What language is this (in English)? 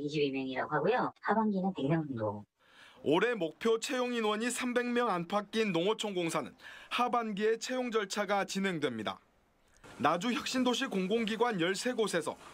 Korean